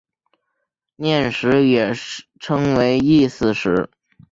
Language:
Chinese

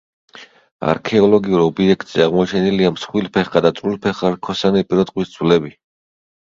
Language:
Georgian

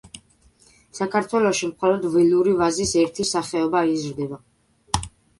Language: Georgian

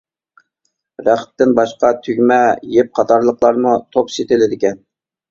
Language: Uyghur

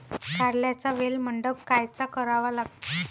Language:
Marathi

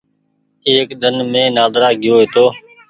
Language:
Goaria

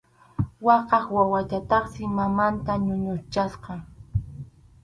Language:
Arequipa-La Unión Quechua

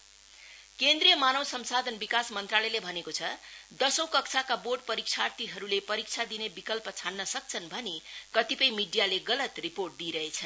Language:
Nepali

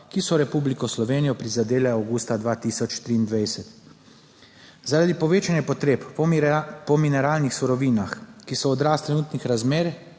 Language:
Slovenian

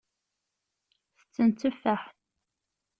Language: Kabyle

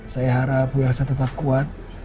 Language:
Indonesian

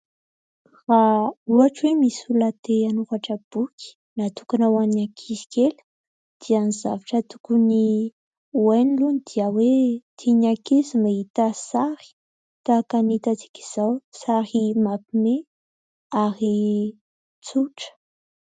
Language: Malagasy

